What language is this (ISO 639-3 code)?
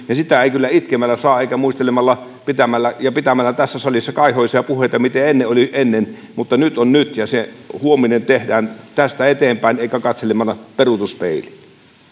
fin